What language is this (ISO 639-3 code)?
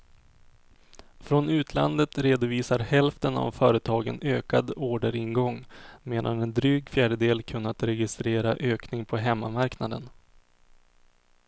swe